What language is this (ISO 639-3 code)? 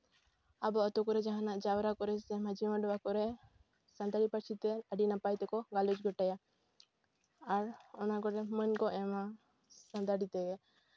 sat